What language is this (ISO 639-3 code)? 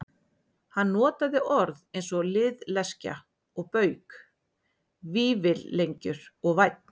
isl